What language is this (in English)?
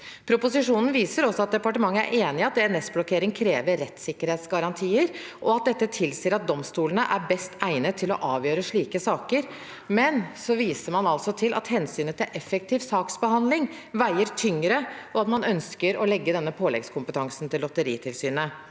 Norwegian